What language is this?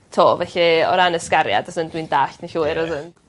Welsh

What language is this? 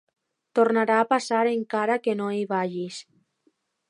Catalan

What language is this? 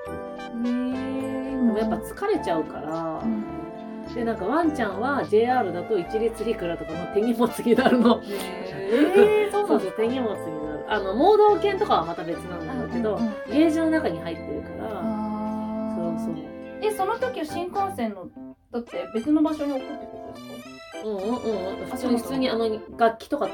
Japanese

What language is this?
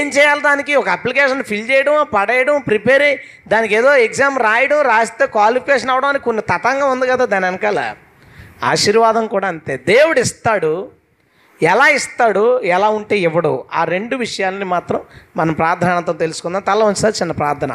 Telugu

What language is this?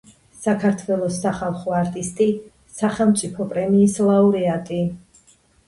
Georgian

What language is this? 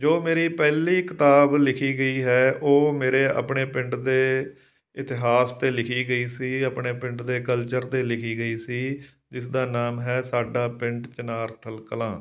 Punjabi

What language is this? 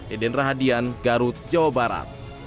Indonesian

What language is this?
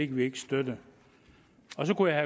Danish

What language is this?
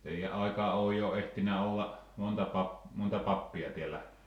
Finnish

